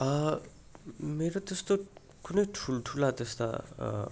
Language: Nepali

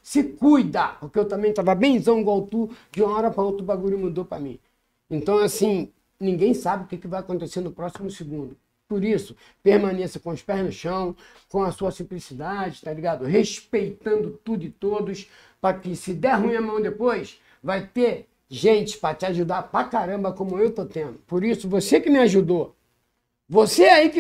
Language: Portuguese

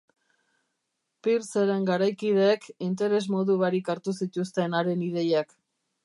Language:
Basque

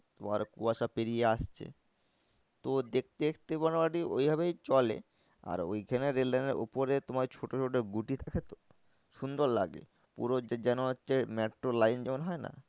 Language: Bangla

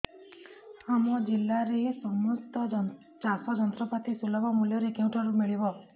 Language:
Odia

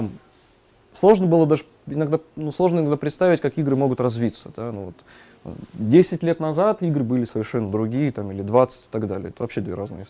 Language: Russian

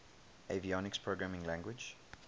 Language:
English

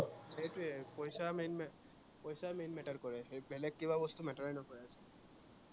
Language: Assamese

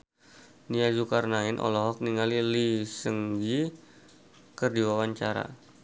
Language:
Sundanese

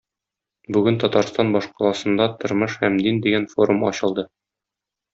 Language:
Tatar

